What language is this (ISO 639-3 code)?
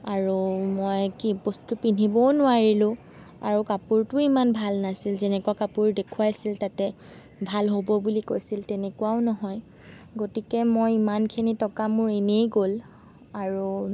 asm